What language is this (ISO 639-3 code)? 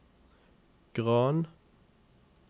nor